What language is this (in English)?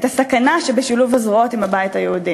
Hebrew